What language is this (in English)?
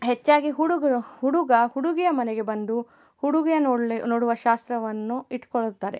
Kannada